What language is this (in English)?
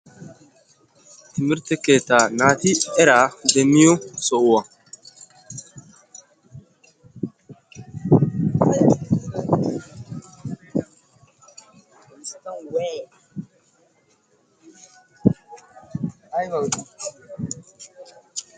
Wolaytta